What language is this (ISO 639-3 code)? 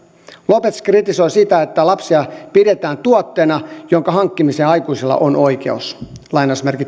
fin